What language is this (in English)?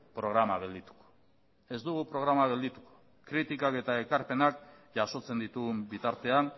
Basque